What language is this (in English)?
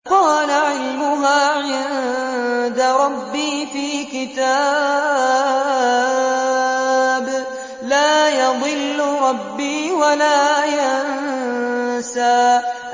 Arabic